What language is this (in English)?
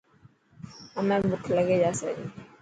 Dhatki